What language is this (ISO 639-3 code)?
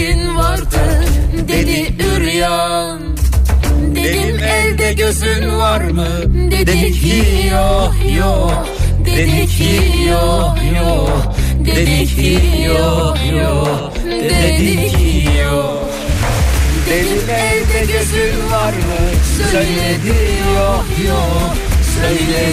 tur